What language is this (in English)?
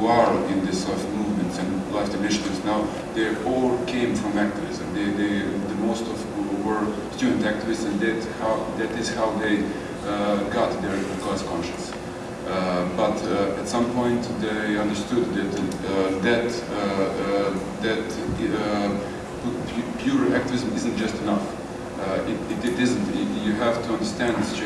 English